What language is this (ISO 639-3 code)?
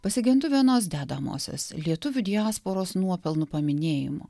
lit